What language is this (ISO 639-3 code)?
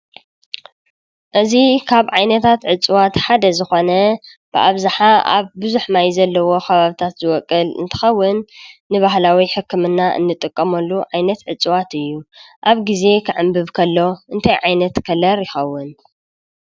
tir